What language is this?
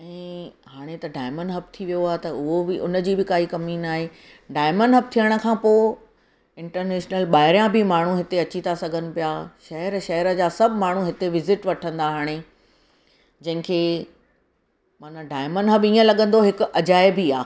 Sindhi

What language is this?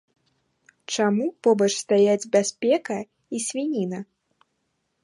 Belarusian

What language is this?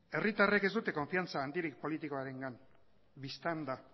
Basque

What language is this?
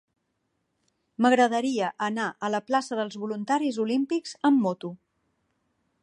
Catalan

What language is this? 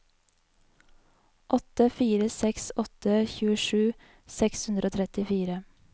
Norwegian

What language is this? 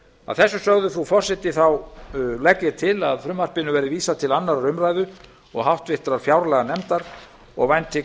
Icelandic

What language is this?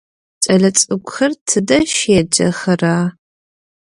Adyghe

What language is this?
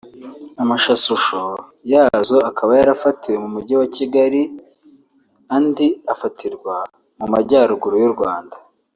Kinyarwanda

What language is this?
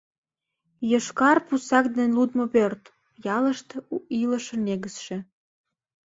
Mari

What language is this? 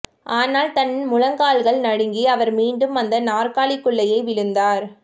Tamil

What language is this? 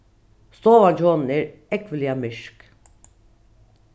Faroese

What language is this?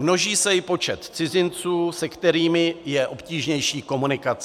Czech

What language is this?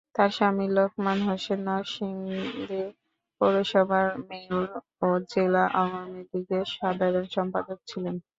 Bangla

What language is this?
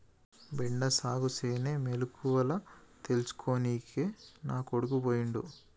Telugu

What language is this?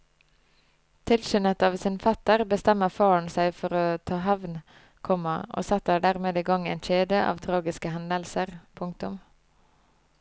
Norwegian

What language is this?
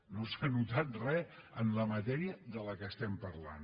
Catalan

